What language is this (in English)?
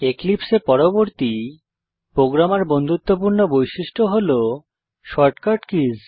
Bangla